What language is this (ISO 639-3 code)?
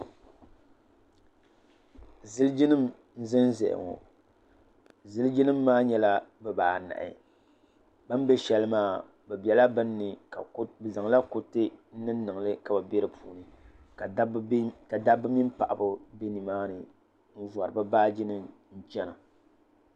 dag